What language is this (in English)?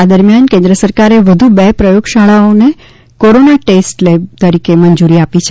Gujarati